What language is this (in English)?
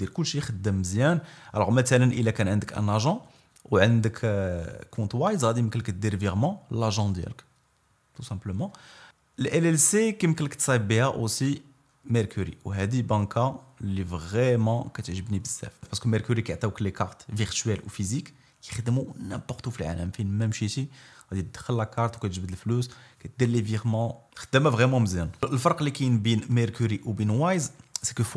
Arabic